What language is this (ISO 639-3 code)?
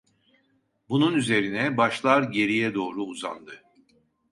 tur